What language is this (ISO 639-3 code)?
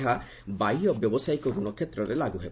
ori